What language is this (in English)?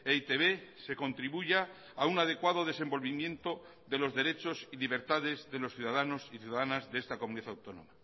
Spanish